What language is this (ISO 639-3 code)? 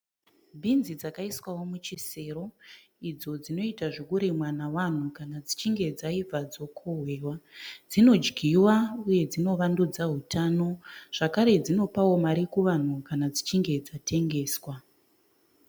sna